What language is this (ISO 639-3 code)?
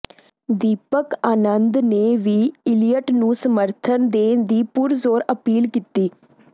pan